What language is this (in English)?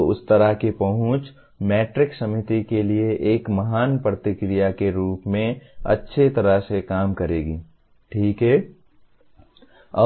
Hindi